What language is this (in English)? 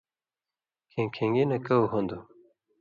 Indus Kohistani